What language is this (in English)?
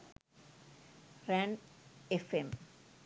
Sinhala